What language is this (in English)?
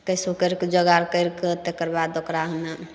Maithili